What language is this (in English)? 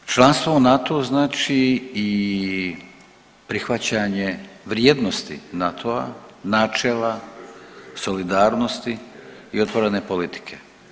Croatian